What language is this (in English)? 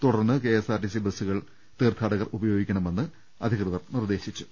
Malayalam